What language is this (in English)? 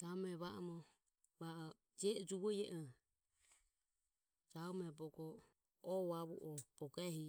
Ömie